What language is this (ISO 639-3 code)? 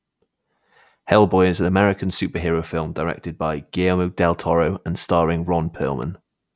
eng